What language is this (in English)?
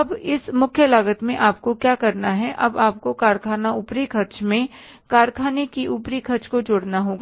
Hindi